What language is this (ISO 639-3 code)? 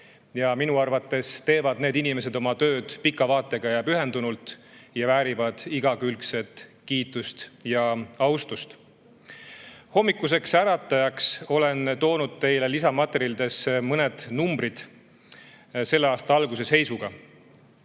est